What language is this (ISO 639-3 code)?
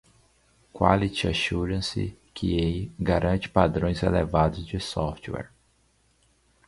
por